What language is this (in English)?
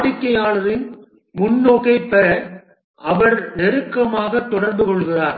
Tamil